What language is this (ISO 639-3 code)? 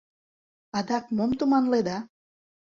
chm